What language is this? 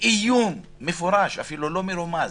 Hebrew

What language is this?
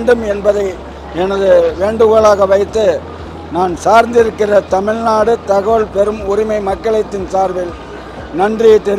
English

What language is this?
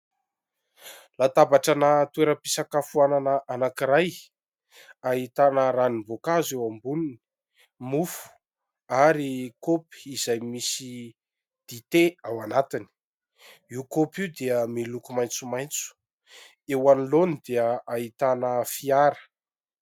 Malagasy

